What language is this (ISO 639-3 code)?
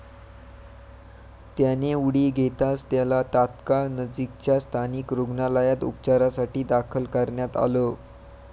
mar